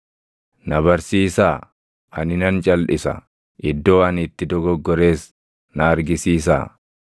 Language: Oromo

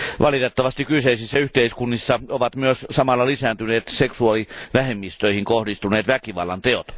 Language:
Finnish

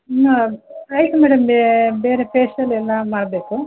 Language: Kannada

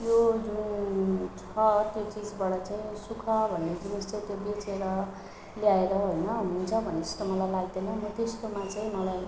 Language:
Nepali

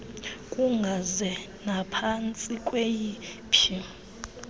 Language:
Xhosa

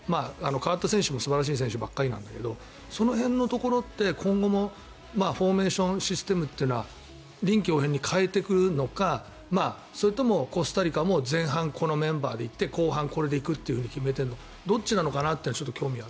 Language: Japanese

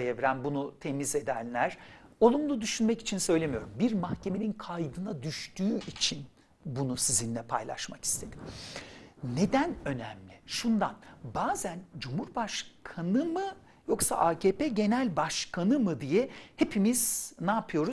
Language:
Turkish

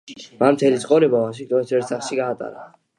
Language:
Georgian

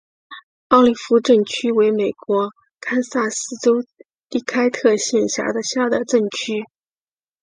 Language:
Chinese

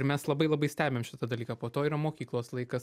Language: Lithuanian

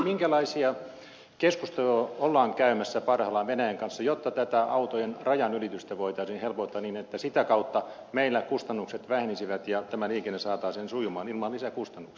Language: Finnish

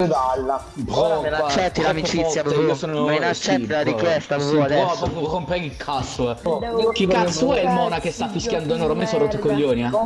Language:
Italian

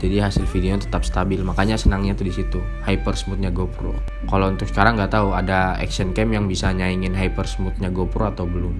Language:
Indonesian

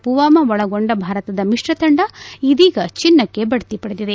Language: Kannada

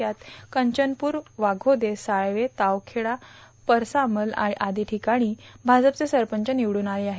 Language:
Marathi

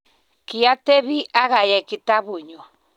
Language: Kalenjin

